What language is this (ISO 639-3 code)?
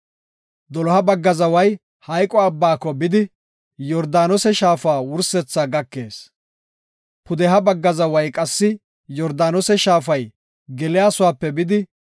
gof